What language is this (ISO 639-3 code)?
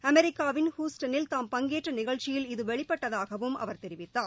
tam